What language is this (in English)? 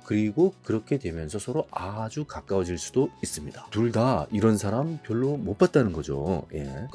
Korean